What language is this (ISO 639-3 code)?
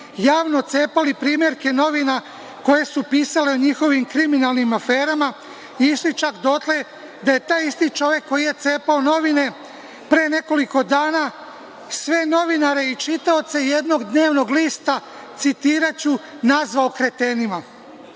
srp